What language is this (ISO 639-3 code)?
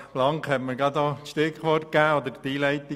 gsw